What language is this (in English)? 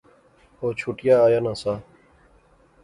Pahari-Potwari